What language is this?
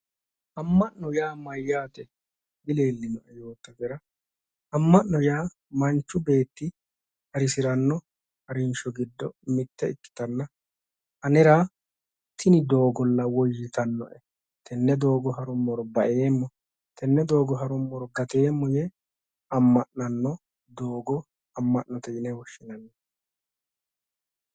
Sidamo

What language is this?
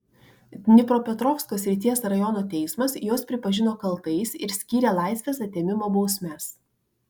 Lithuanian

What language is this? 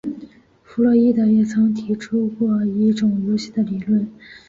Chinese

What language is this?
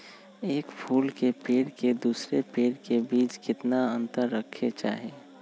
Magahi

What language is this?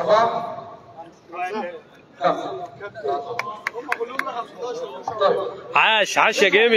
Arabic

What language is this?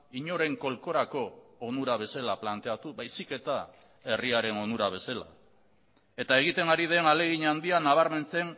Basque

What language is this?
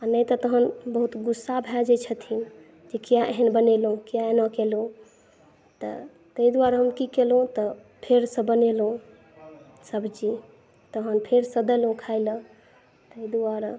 Maithili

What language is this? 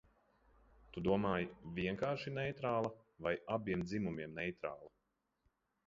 Latvian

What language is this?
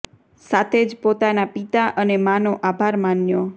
Gujarati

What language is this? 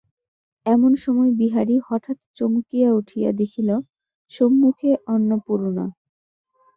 Bangla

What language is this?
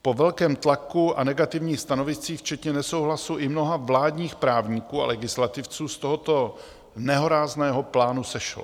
Czech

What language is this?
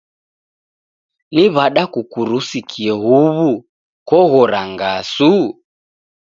Taita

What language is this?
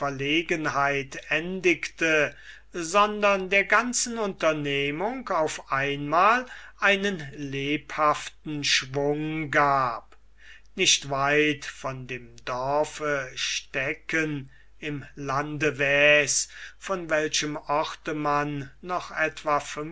German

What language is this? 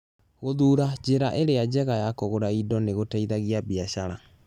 Kikuyu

